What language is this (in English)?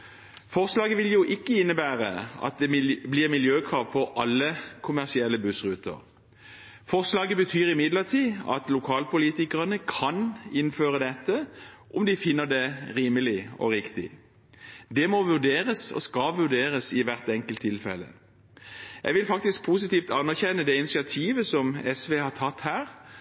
Norwegian Bokmål